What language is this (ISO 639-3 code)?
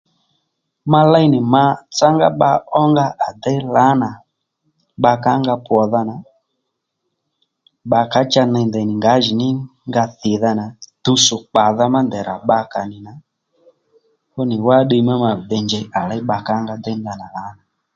led